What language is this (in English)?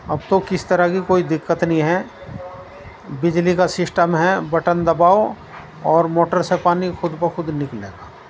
Urdu